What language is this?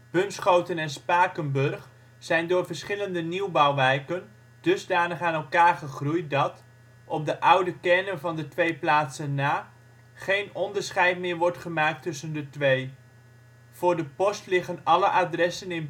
Dutch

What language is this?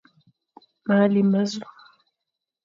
Fang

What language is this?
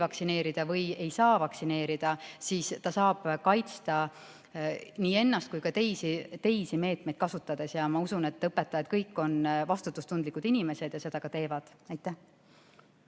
Estonian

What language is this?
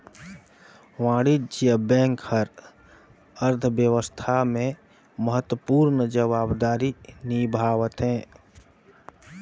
Chhattisgarhi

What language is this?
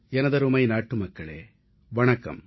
Tamil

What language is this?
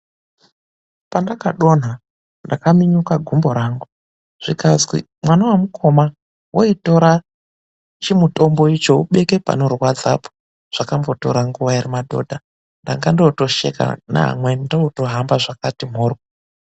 Ndau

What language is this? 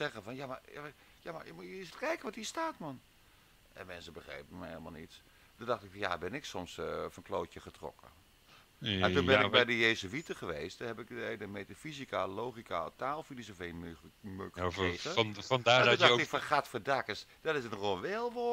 Dutch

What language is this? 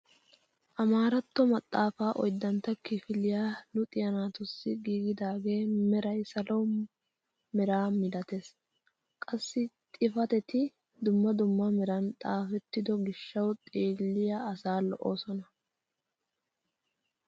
Wolaytta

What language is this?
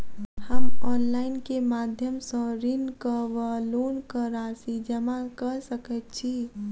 Maithili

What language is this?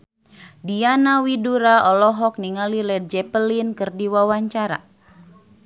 Sundanese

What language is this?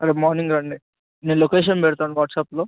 Telugu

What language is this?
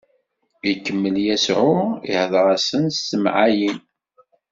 Kabyle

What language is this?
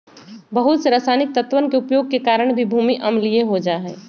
Magahi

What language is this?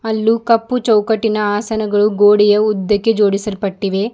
Kannada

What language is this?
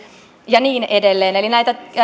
Finnish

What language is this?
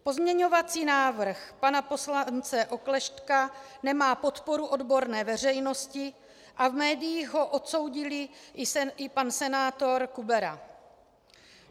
Czech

